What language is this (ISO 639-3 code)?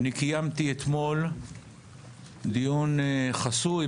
heb